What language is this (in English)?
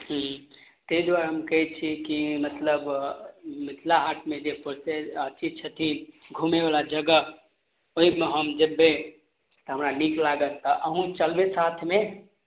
Maithili